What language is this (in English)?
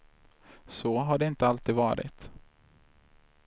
Swedish